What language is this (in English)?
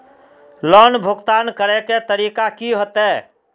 Magahi